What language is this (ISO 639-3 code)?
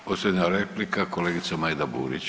hrv